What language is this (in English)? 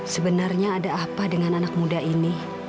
Indonesian